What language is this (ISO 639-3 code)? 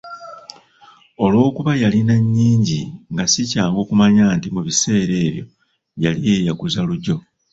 lug